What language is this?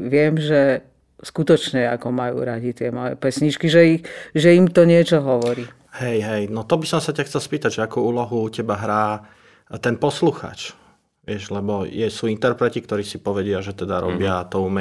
Slovak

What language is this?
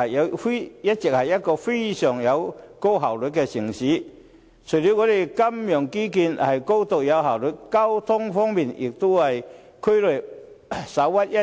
Cantonese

